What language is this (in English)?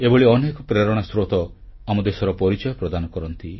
Odia